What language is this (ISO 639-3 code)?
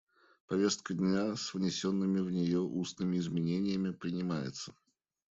rus